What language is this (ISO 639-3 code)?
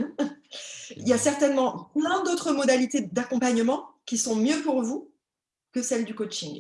fra